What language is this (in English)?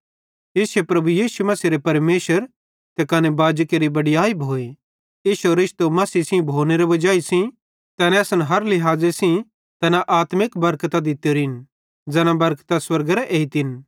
Bhadrawahi